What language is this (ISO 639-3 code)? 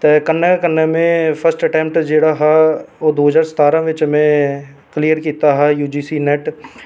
doi